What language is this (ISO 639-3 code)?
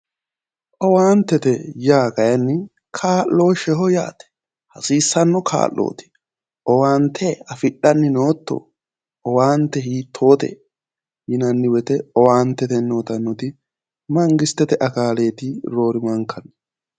sid